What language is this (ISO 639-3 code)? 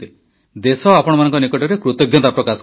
ori